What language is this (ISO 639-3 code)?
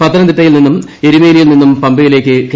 mal